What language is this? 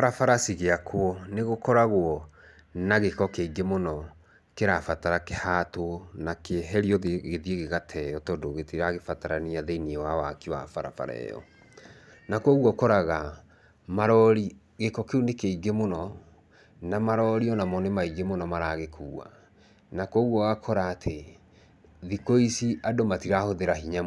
Kikuyu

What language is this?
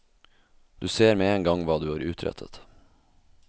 Norwegian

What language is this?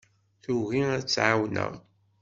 Kabyle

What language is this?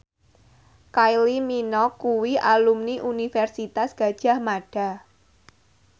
Javanese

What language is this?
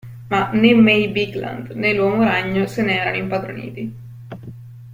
Italian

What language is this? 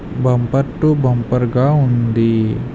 Telugu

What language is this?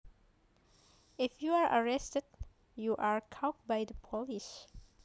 Javanese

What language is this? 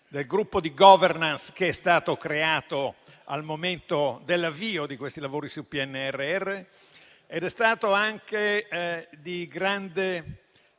Italian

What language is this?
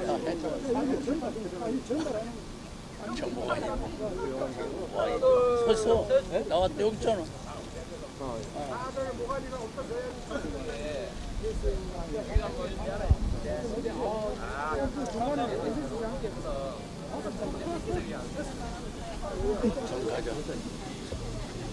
Korean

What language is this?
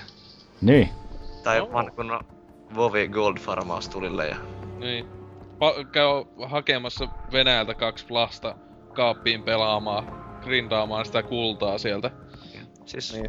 Finnish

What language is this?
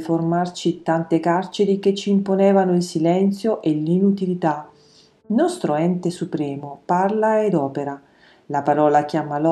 Italian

